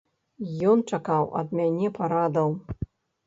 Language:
Belarusian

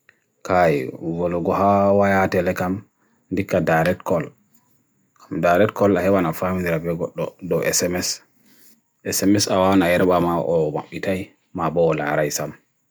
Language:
Bagirmi Fulfulde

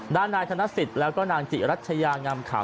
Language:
Thai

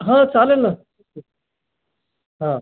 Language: Marathi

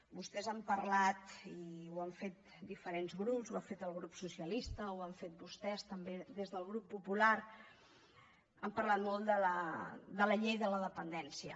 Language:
Catalan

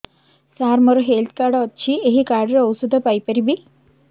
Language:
Odia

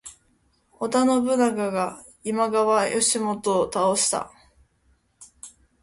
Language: Japanese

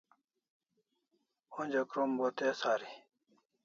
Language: Kalasha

